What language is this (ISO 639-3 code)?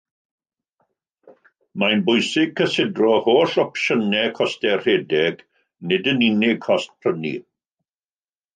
cym